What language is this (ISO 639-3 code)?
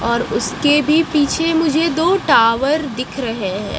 hin